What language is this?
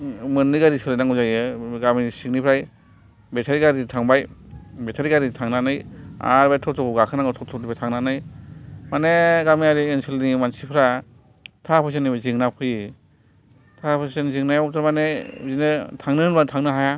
Bodo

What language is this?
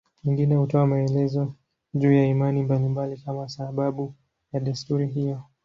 Swahili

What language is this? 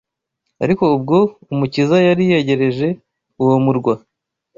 Kinyarwanda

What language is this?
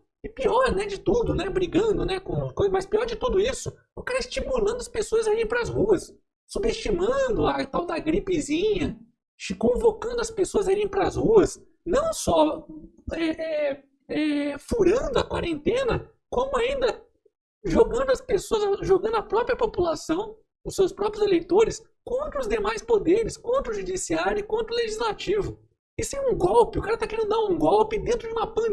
Portuguese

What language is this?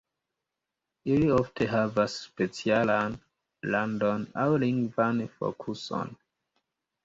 Esperanto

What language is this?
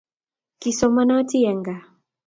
Kalenjin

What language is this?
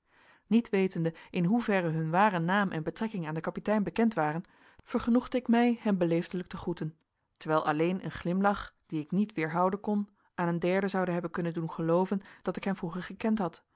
Dutch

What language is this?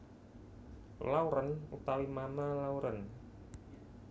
Javanese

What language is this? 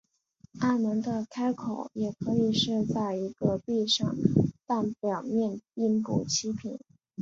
Chinese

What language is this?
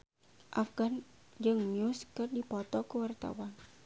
Sundanese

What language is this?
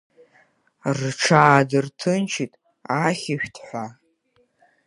Abkhazian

